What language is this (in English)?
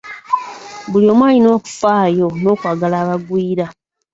Ganda